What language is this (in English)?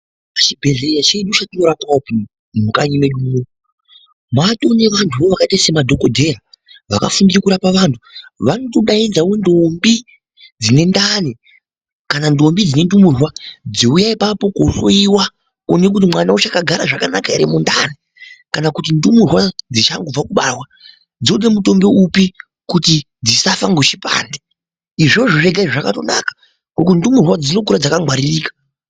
Ndau